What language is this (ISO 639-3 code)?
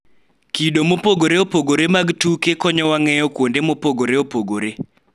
luo